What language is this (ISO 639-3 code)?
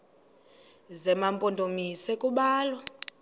xho